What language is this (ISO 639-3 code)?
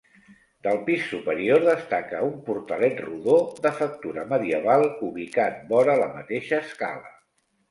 cat